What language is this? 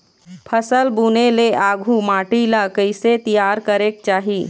Chhattisgarhi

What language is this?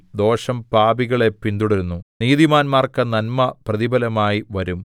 Malayalam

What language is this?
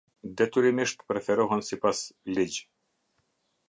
Albanian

